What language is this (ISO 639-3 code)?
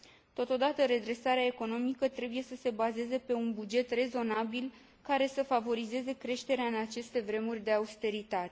ron